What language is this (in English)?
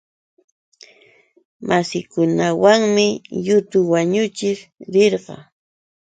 Yauyos Quechua